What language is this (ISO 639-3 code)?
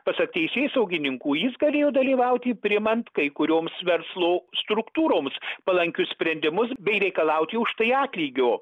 lit